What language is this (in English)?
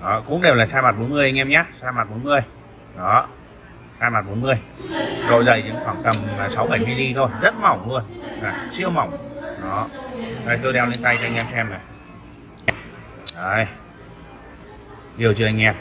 Vietnamese